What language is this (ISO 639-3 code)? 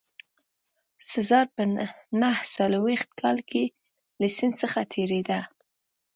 pus